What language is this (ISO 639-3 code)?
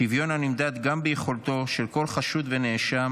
heb